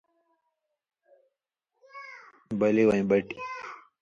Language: Indus Kohistani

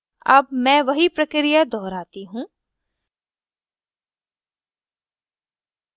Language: Hindi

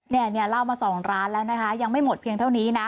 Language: Thai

